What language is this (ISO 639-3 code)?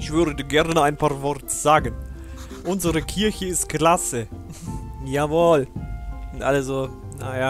deu